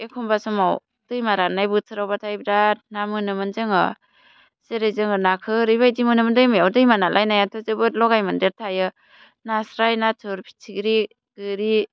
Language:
Bodo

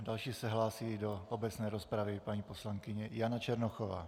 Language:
Czech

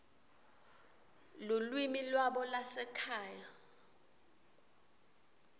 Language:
Swati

